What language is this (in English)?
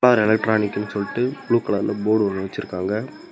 Tamil